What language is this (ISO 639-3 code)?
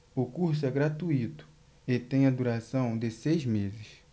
por